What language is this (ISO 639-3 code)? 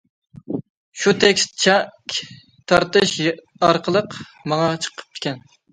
uig